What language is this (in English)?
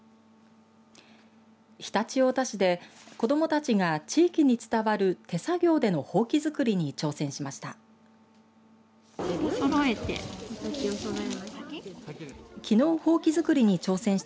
Japanese